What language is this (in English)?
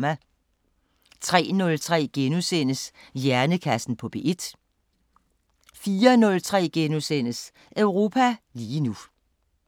Danish